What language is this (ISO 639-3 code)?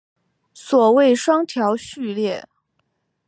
zho